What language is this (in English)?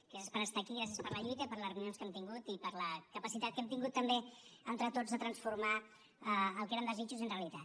Catalan